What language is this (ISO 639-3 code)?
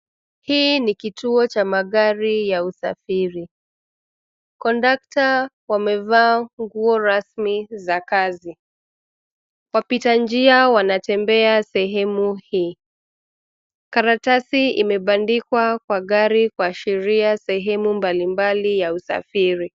swa